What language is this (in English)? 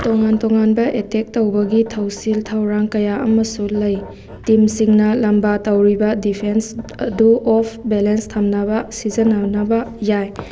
Manipuri